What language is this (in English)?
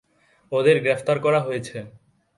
Bangla